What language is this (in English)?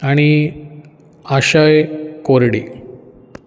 Konkani